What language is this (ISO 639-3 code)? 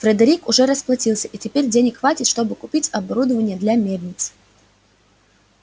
rus